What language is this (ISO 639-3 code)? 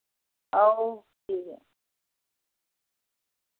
doi